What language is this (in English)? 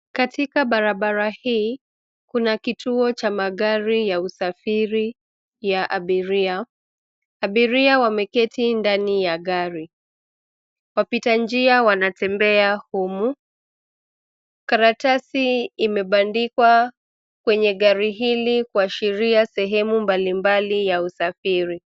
Swahili